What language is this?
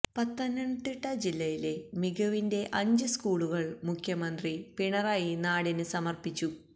Malayalam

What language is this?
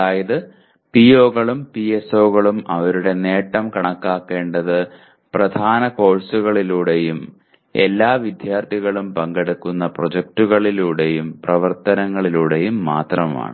Malayalam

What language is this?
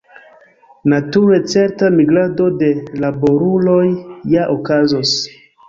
Esperanto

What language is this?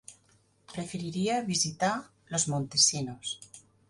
Catalan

